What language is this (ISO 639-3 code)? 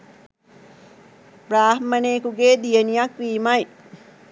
sin